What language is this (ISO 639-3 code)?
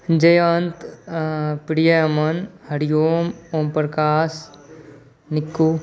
mai